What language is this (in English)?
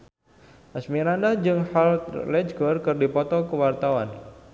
Sundanese